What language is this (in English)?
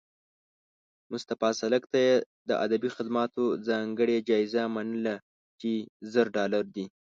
Pashto